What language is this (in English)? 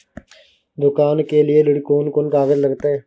Maithili